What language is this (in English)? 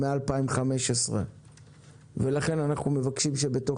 Hebrew